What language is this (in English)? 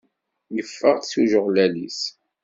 Kabyle